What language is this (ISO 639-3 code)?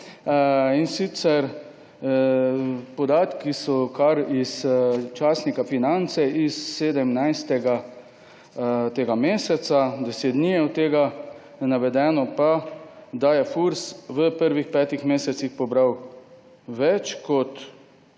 slv